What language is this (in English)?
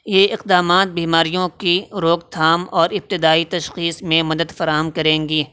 Urdu